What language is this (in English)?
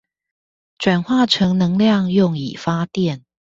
Chinese